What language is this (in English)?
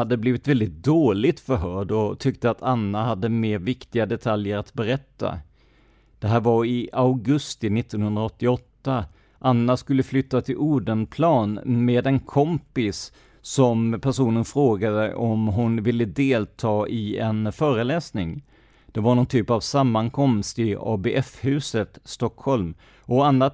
Swedish